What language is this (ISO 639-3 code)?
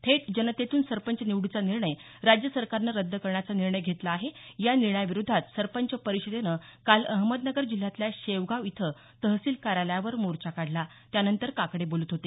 mar